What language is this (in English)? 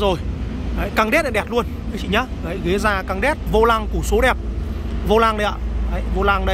Vietnamese